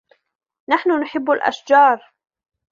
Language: Arabic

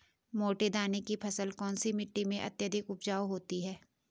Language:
Hindi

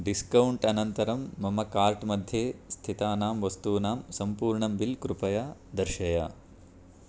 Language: Sanskrit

